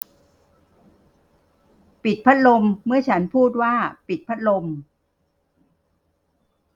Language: Thai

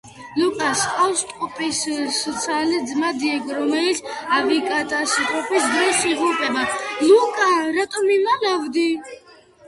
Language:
Georgian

